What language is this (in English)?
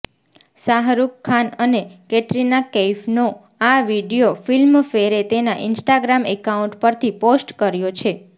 Gujarati